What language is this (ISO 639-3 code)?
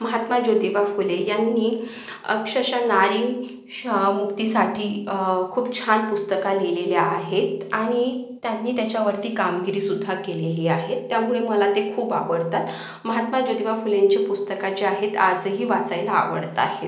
mar